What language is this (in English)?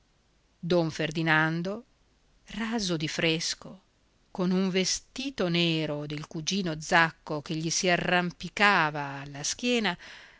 Italian